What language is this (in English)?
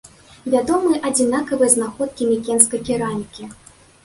Belarusian